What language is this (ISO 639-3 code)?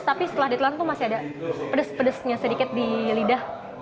ind